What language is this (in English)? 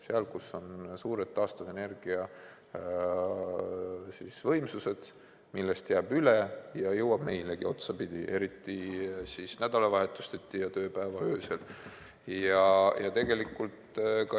Estonian